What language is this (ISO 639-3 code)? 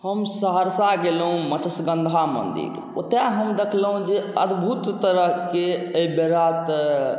mai